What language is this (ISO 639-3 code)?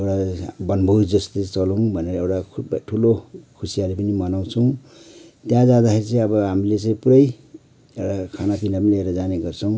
nep